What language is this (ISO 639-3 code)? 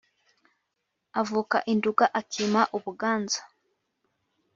kin